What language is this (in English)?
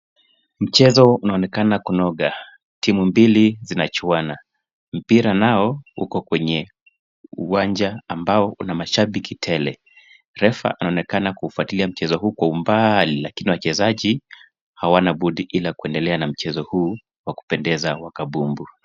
Swahili